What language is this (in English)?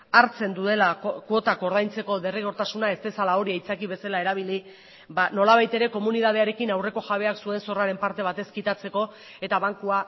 Basque